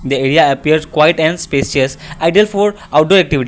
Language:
English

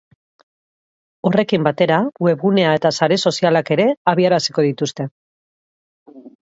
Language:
Basque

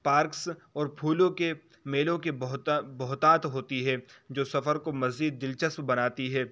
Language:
Urdu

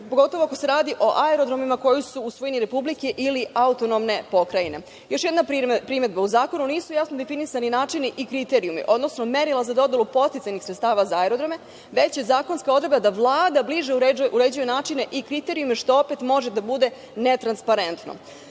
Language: Serbian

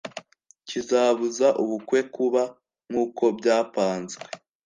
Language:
Kinyarwanda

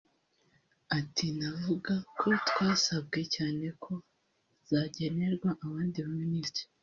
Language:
Kinyarwanda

